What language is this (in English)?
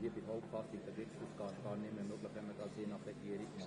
Swiss German